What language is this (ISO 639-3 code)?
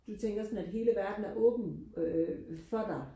dan